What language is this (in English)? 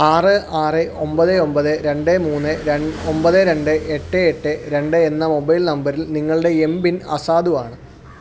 Malayalam